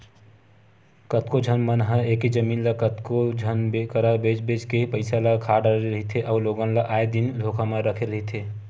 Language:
Chhattisgarhi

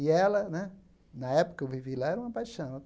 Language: Portuguese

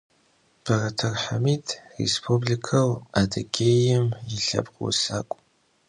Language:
Adyghe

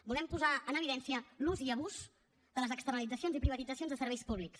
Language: Catalan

